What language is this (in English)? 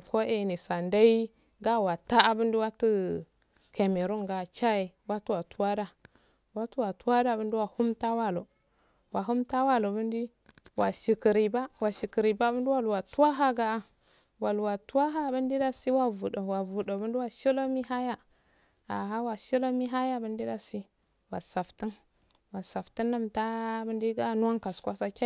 Afade